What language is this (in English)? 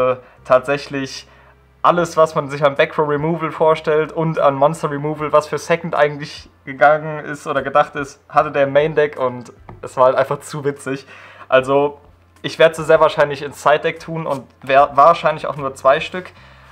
German